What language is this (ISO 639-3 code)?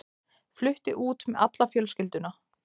isl